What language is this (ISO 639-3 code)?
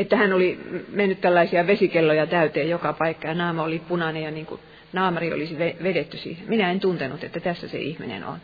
fin